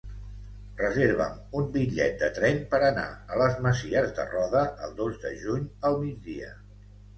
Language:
Catalan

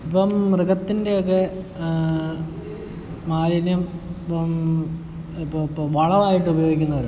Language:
Malayalam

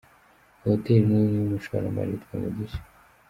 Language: Kinyarwanda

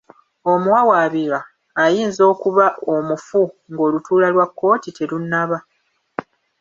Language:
Ganda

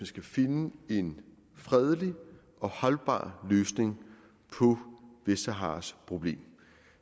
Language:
Danish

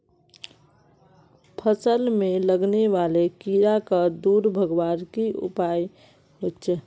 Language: Magahi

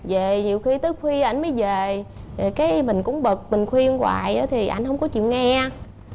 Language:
Vietnamese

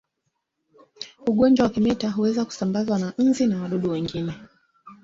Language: Swahili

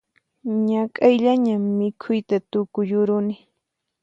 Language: Puno Quechua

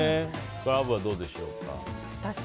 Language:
Japanese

